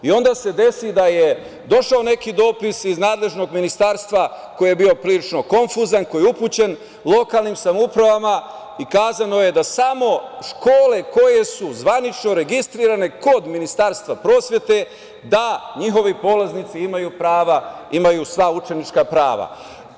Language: Serbian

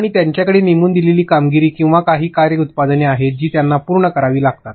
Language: Marathi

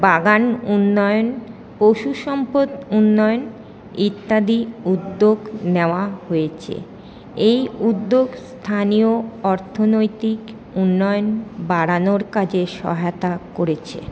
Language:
Bangla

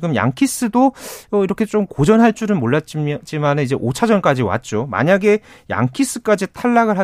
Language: Korean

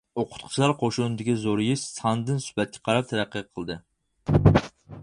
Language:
Uyghur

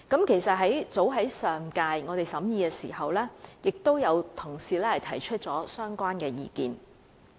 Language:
Cantonese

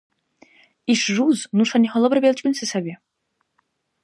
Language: Dargwa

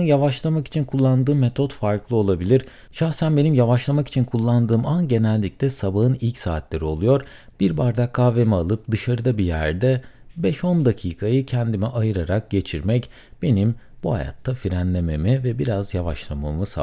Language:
Turkish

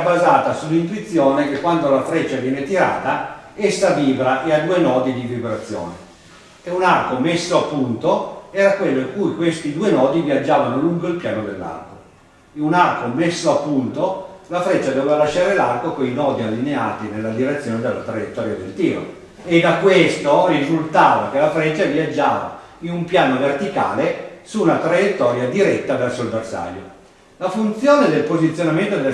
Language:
Italian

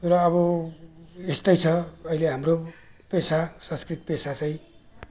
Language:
Nepali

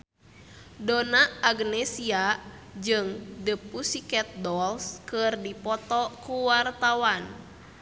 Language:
Sundanese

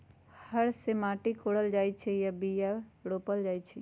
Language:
Magahi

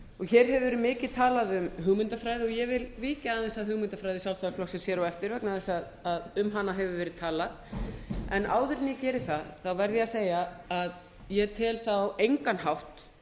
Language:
Icelandic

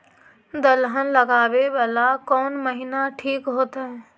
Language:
Magahi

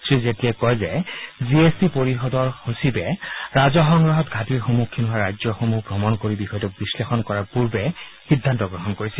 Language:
Assamese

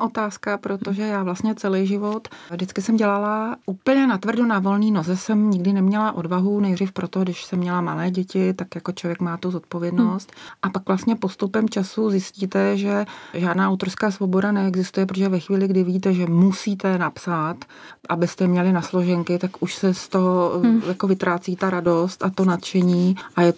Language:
Czech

